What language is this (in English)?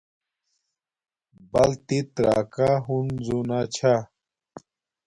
Domaaki